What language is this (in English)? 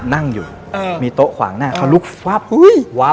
Thai